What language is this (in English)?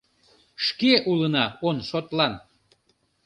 Mari